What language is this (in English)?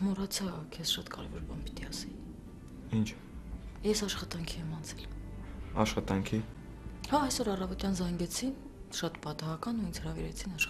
Turkish